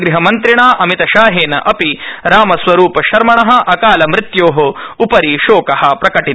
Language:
Sanskrit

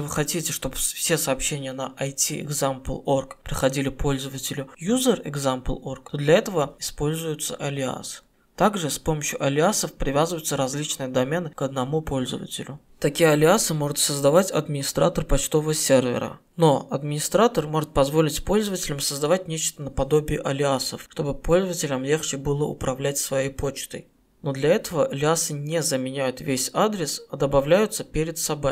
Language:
Russian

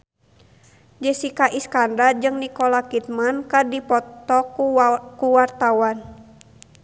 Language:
Sundanese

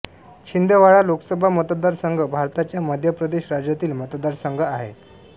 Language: Marathi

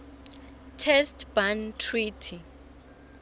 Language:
Swati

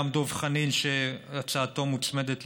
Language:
Hebrew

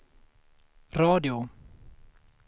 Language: Swedish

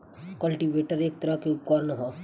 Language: Bhojpuri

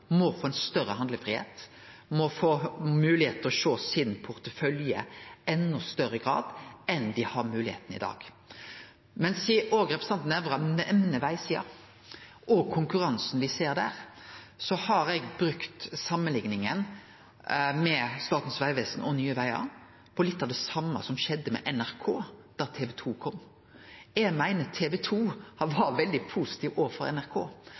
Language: Norwegian Nynorsk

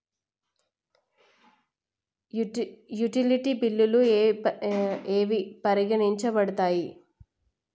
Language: Telugu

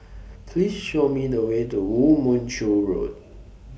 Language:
English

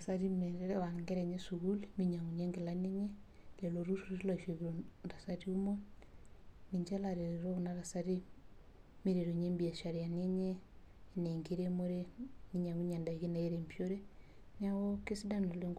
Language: Masai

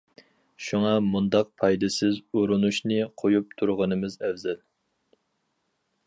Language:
Uyghur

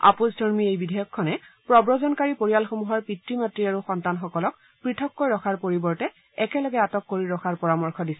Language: Assamese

